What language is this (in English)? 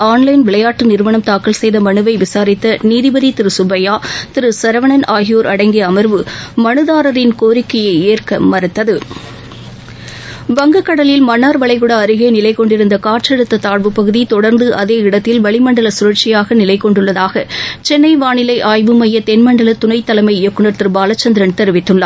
Tamil